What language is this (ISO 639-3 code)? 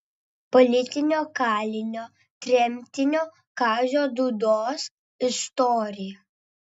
lit